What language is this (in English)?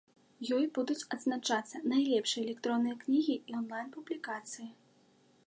Belarusian